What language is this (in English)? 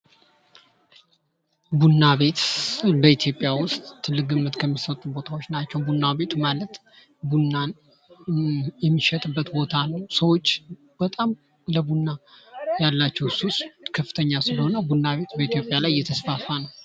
Amharic